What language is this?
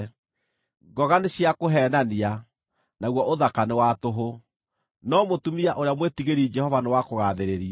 Kikuyu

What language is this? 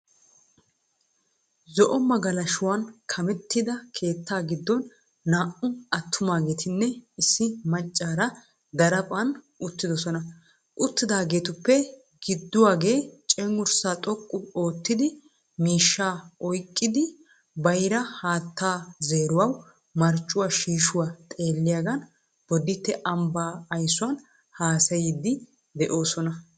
Wolaytta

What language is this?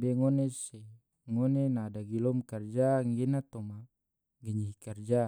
Tidore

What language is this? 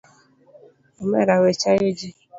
Luo (Kenya and Tanzania)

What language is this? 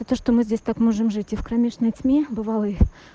Russian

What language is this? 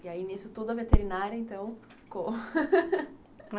Portuguese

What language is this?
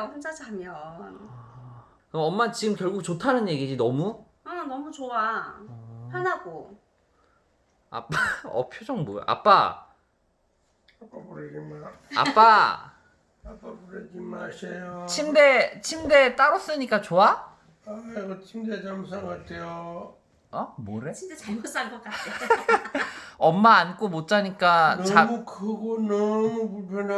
Korean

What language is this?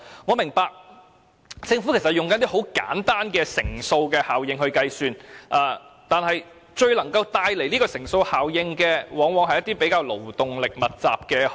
Cantonese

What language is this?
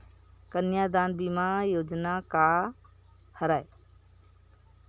Chhattisgarhi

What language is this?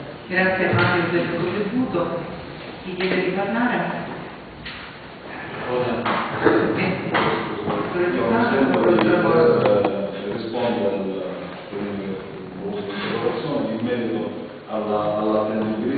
Italian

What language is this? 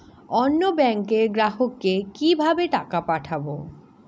Bangla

